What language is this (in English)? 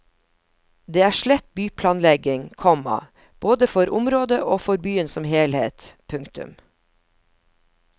Norwegian